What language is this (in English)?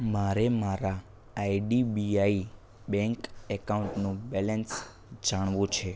Gujarati